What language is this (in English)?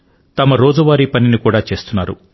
Telugu